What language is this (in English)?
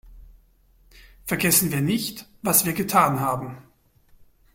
German